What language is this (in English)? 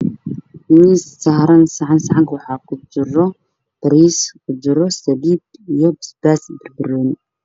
Somali